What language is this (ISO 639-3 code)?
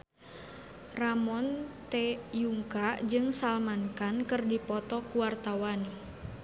sun